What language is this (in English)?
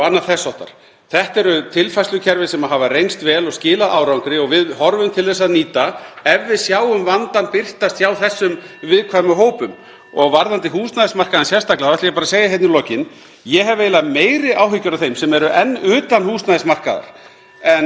Icelandic